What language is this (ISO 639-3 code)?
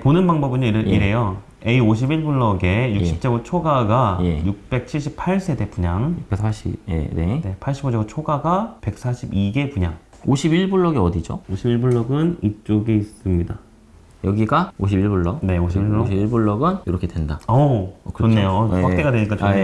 kor